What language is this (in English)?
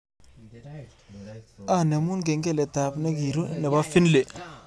Kalenjin